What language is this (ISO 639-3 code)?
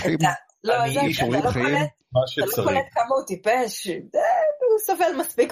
heb